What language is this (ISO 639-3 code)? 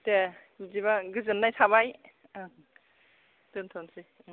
brx